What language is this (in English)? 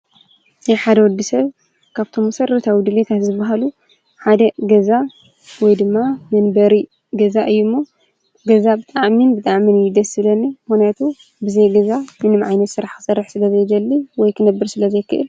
Tigrinya